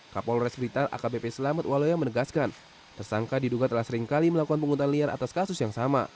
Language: Indonesian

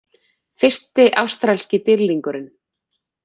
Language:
Icelandic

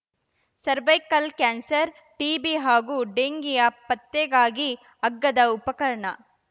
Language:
Kannada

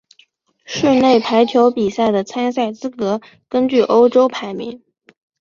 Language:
Chinese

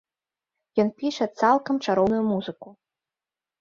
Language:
Belarusian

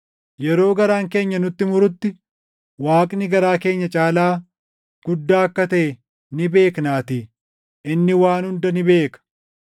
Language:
Oromo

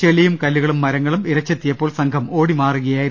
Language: Malayalam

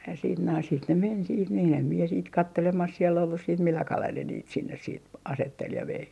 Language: Finnish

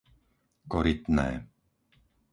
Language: Slovak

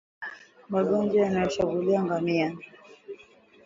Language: Swahili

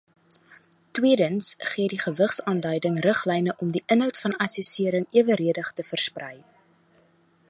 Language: Afrikaans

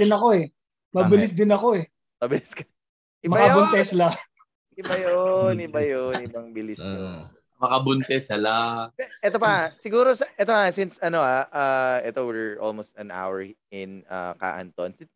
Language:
Filipino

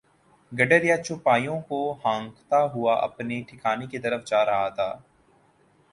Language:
Urdu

